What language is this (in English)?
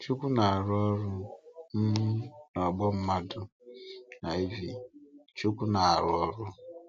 Igbo